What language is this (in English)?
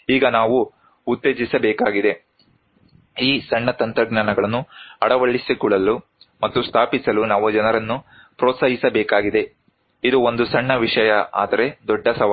Kannada